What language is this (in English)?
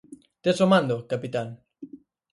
Galician